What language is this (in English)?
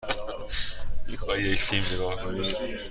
Persian